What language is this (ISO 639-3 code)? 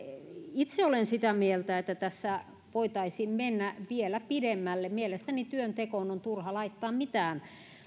fin